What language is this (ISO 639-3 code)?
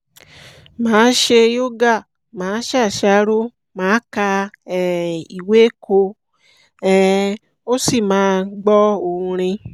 yor